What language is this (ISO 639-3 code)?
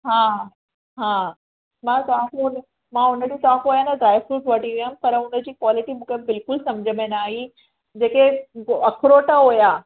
snd